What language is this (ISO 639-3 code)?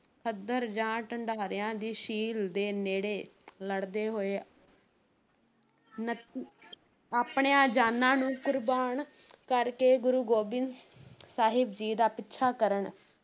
pan